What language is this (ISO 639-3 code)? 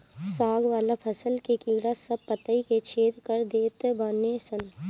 bho